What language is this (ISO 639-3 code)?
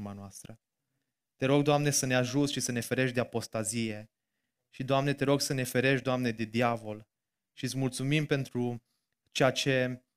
ron